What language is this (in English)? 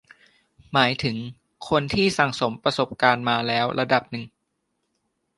Thai